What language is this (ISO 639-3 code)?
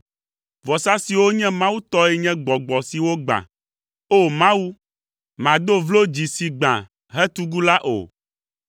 ewe